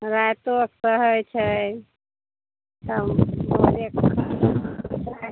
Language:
Maithili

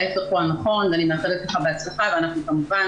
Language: Hebrew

